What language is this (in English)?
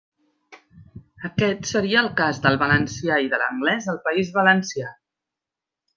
Catalan